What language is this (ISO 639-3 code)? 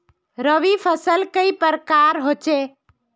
mag